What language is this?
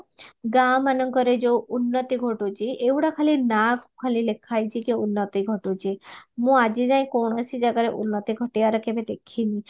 Odia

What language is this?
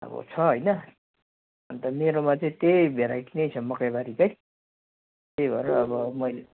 Nepali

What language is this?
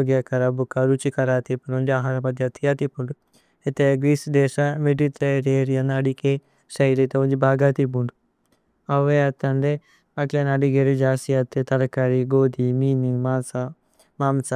Tulu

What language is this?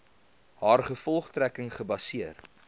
Afrikaans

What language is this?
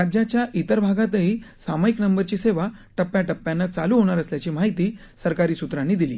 Marathi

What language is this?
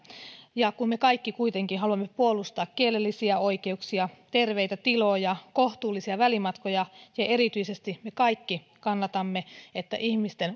Finnish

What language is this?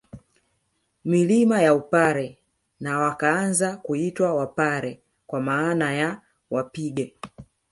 Swahili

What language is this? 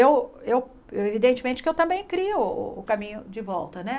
Portuguese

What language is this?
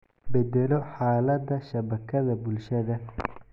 Somali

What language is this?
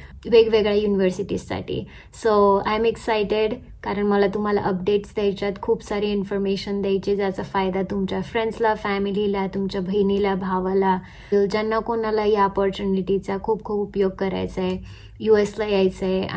Marathi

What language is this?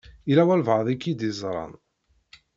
Kabyle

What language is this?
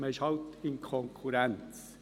Swiss German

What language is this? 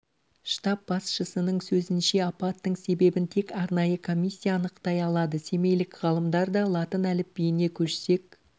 Kazakh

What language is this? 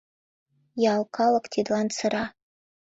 Mari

